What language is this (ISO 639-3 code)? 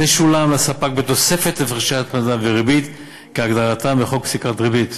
heb